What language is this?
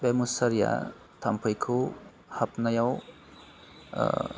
Bodo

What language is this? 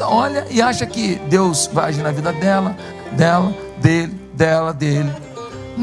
Portuguese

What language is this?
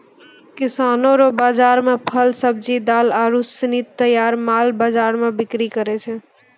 Maithili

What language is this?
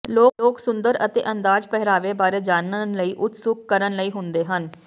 Punjabi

